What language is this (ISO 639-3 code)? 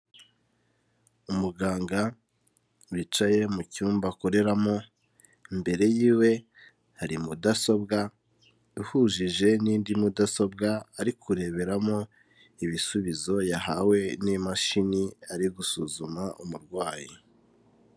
kin